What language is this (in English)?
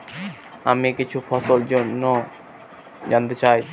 Bangla